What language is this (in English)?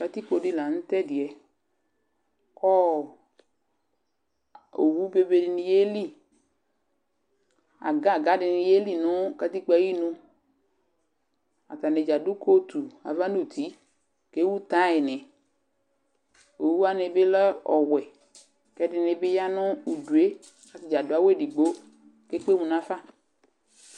Ikposo